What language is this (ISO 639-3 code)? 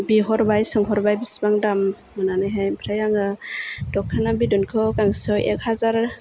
brx